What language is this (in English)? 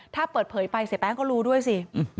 Thai